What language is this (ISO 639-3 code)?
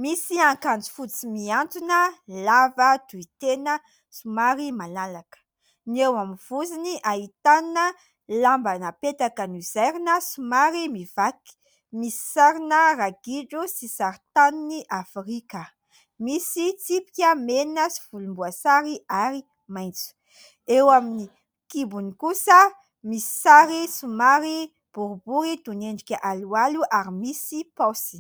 mlg